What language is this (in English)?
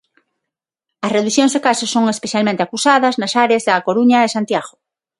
Galician